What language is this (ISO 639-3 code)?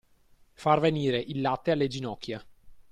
ita